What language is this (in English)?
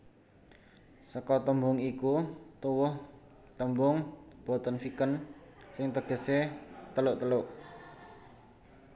Javanese